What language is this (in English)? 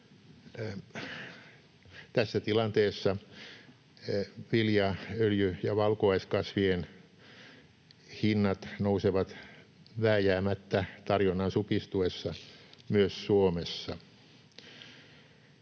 Finnish